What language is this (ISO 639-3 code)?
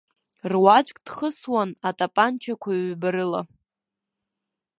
abk